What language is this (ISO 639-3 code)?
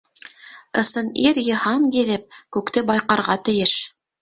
bak